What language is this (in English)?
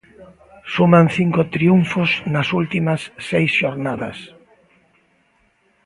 Galician